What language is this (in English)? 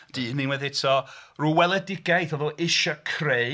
Welsh